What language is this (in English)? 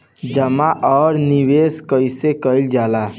Bhojpuri